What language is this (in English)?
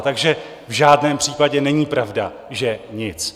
Czech